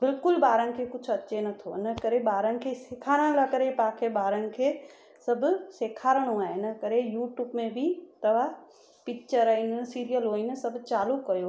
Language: Sindhi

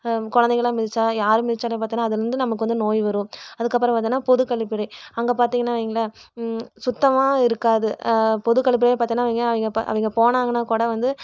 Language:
Tamil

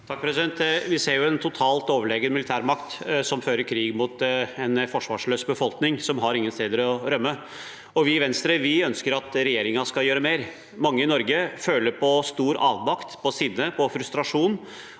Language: Norwegian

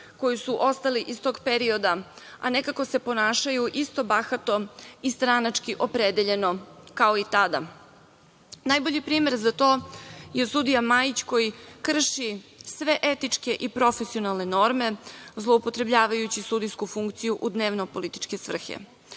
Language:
Serbian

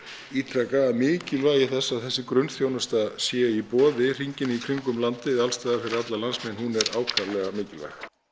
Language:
Icelandic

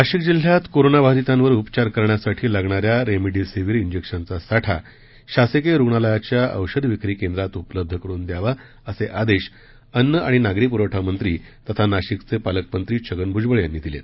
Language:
Marathi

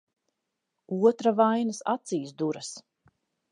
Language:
Latvian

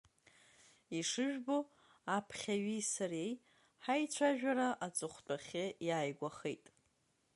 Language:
Abkhazian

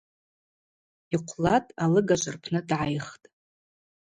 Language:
Abaza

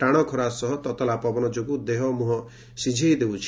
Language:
Odia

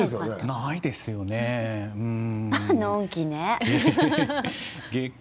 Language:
Japanese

